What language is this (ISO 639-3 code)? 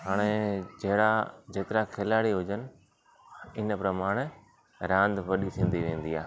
snd